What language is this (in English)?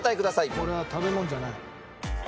Japanese